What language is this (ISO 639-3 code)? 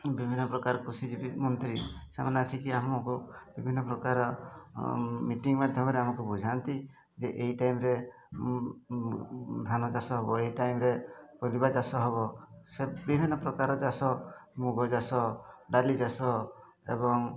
ori